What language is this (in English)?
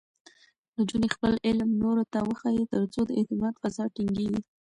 Pashto